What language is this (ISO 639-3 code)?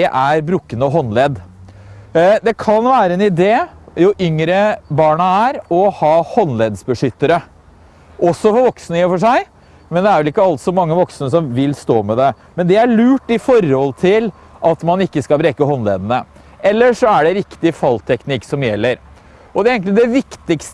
nor